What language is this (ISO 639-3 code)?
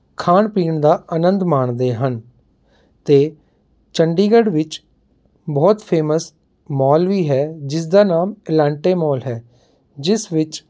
pan